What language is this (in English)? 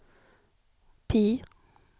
Swedish